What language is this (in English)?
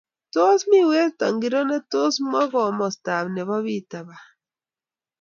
Kalenjin